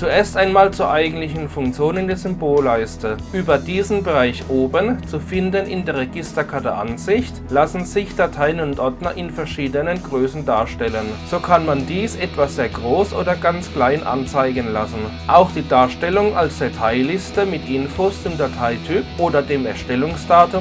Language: German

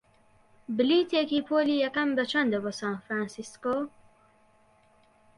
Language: Central Kurdish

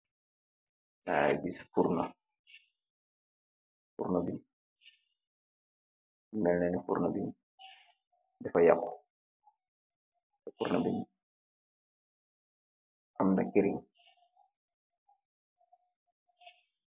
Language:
Wolof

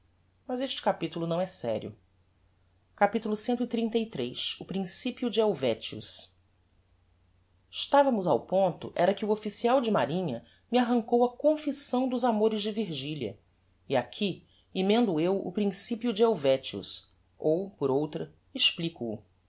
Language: Portuguese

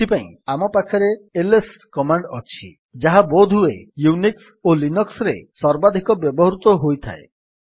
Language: Odia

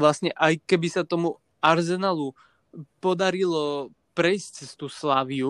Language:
Slovak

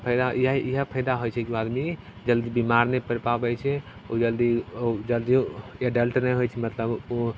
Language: Maithili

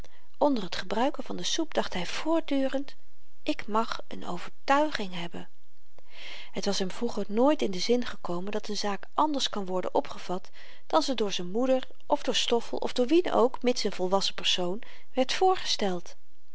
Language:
Dutch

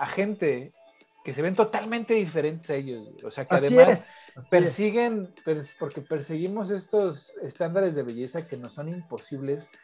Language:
Spanish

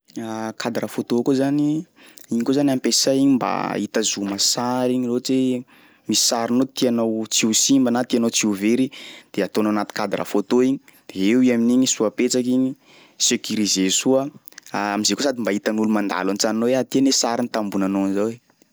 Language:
Sakalava Malagasy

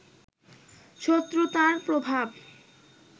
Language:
Bangla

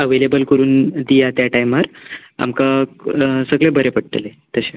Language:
Konkani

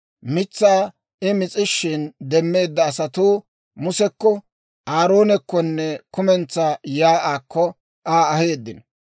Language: Dawro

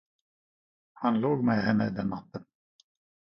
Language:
Swedish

